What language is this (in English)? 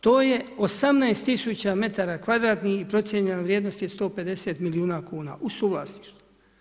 Croatian